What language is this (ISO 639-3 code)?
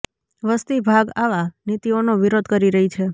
guj